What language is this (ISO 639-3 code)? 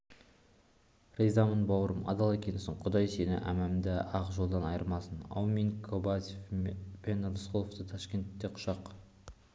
kaz